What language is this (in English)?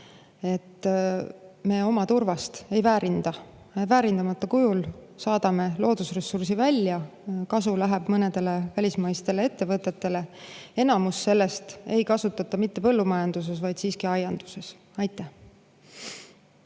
Estonian